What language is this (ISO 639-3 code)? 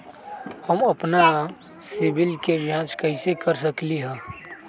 mag